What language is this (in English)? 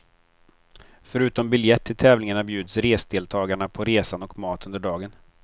Swedish